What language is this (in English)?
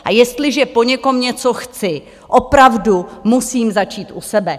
Czech